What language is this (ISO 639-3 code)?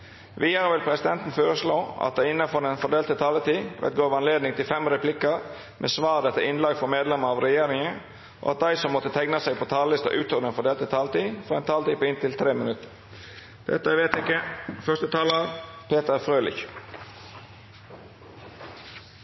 nor